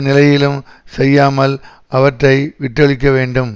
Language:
Tamil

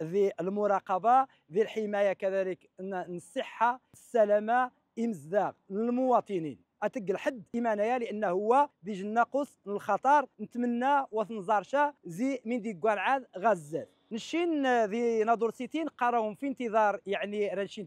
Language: Arabic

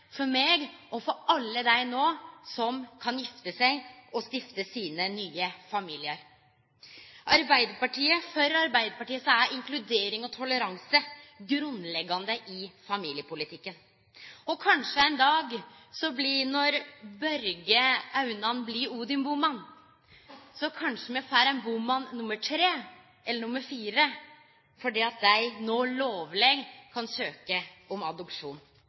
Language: Norwegian Nynorsk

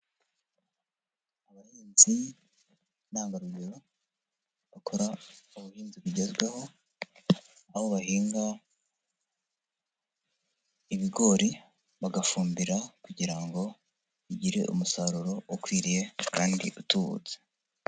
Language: Kinyarwanda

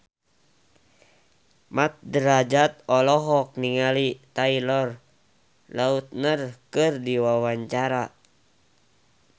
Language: Sundanese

